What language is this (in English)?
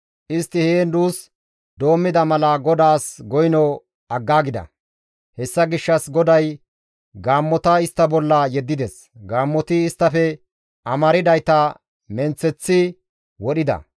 Gamo